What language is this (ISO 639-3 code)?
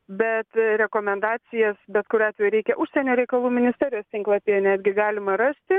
lit